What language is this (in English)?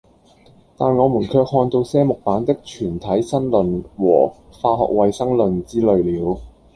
Cantonese